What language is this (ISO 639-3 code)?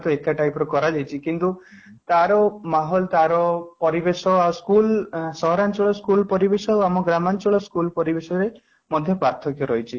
ori